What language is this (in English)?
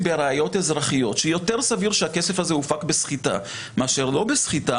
Hebrew